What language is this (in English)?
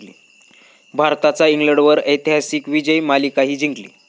Marathi